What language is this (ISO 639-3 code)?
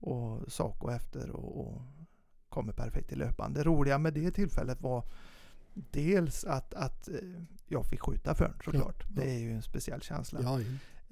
swe